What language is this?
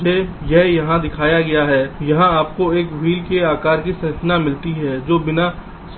Hindi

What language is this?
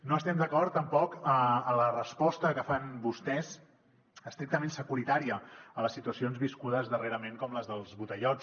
Catalan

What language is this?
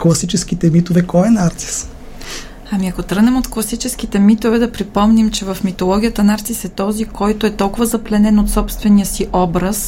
Bulgarian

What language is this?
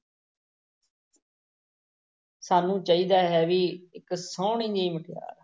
Punjabi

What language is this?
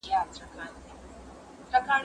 Pashto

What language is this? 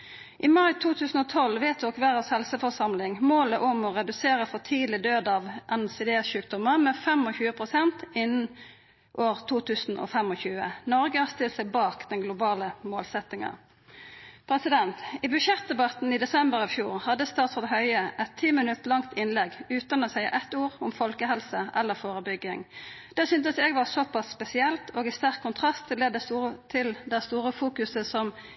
Norwegian Nynorsk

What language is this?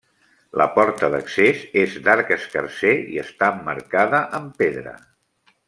Catalan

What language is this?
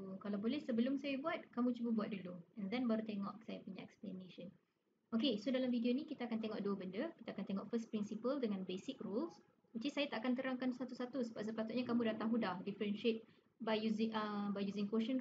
Malay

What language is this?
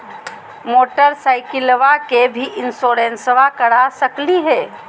Magahi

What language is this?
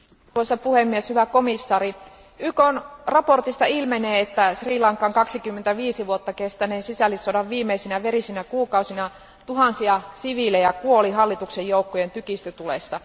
Finnish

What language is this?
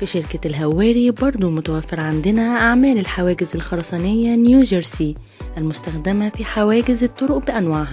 Arabic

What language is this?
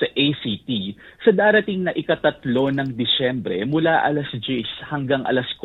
Filipino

